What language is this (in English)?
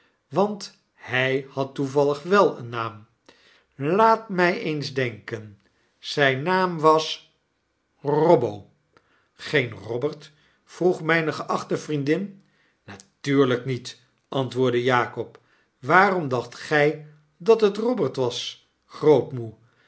Dutch